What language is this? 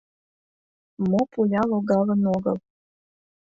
Mari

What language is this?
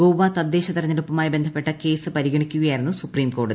Malayalam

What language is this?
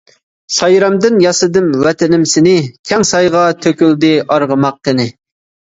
Uyghur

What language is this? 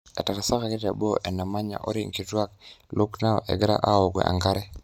Masai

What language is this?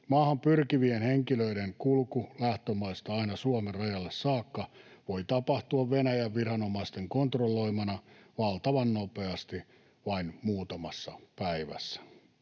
Finnish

